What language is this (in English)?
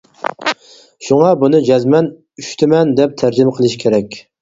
Uyghur